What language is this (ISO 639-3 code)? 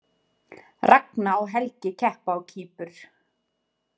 isl